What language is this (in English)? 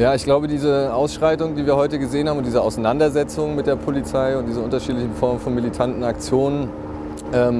German